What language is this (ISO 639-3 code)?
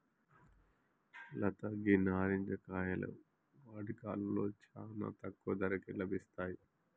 tel